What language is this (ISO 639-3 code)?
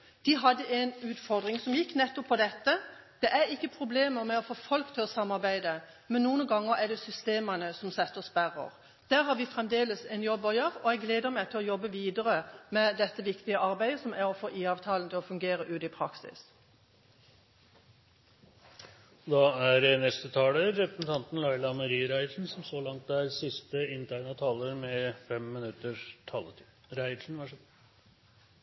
nor